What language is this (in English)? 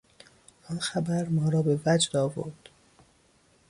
Persian